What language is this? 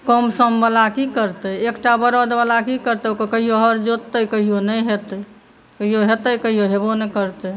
Maithili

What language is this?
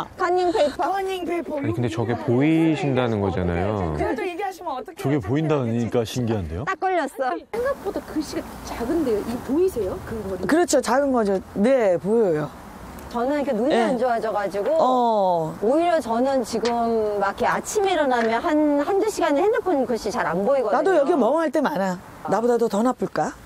Korean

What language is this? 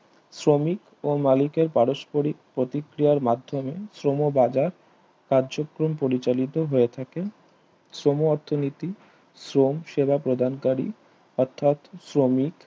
Bangla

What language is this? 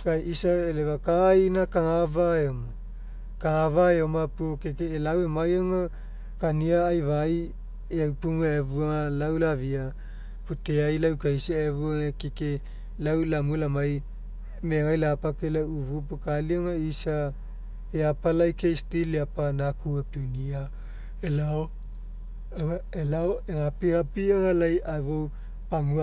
Mekeo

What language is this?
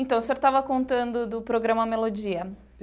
Portuguese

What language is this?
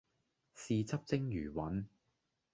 Cantonese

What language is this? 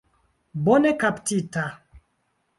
Esperanto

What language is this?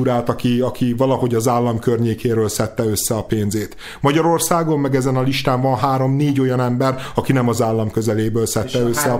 Hungarian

